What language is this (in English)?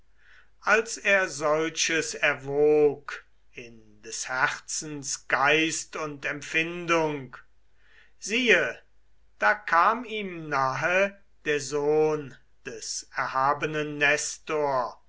German